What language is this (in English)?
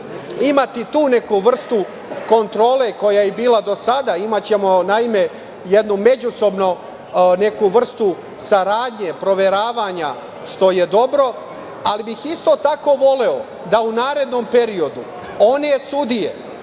Serbian